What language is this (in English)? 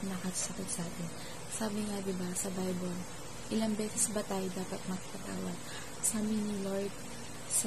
Filipino